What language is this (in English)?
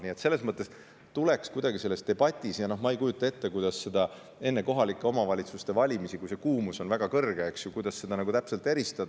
Estonian